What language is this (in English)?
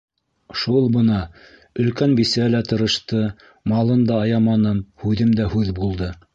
Bashkir